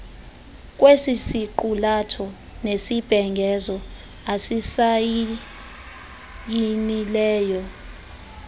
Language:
Xhosa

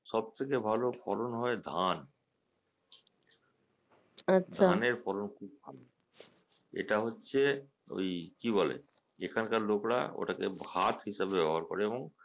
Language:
Bangla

